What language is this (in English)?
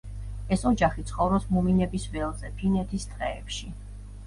Georgian